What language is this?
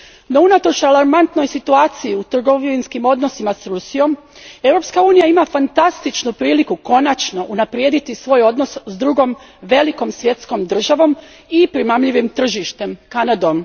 Croatian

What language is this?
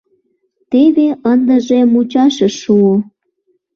Mari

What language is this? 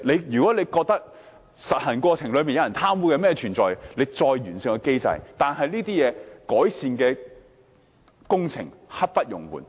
Cantonese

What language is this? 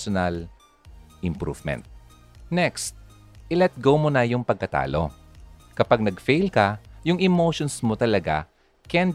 Filipino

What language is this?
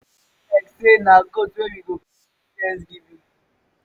Nigerian Pidgin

